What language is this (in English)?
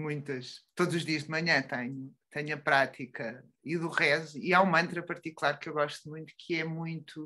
Portuguese